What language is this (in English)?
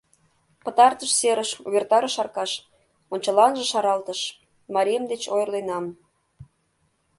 Mari